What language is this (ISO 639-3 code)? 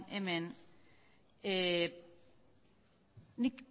eus